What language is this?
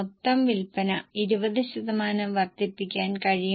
Malayalam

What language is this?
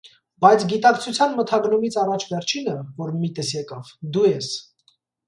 Armenian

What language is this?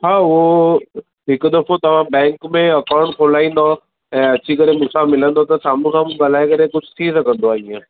Sindhi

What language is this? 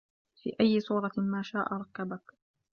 Arabic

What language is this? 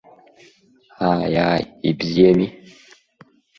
Abkhazian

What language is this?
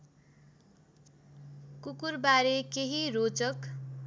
Nepali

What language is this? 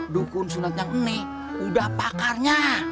Indonesian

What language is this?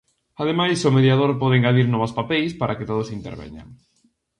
Galician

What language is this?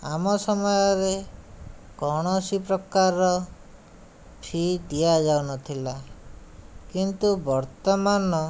Odia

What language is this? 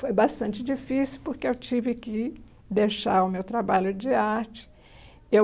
Portuguese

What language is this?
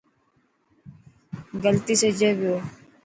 Dhatki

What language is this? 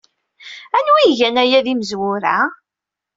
Kabyle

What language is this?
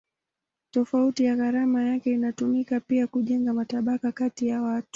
Swahili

